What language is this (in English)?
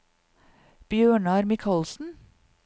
Norwegian